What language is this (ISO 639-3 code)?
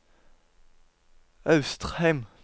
nor